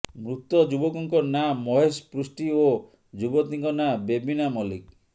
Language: Odia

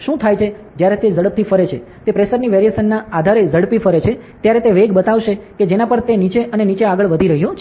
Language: Gujarati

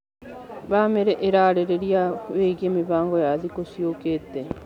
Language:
Kikuyu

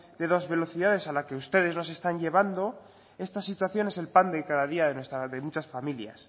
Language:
Spanish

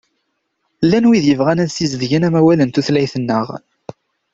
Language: Kabyle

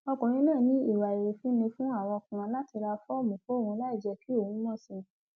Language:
Yoruba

